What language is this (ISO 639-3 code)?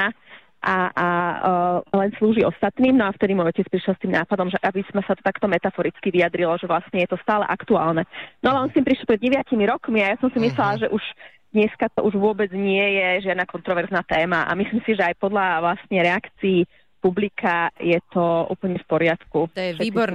slk